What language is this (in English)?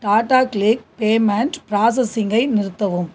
Tamil